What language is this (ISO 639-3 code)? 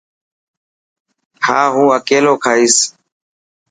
mki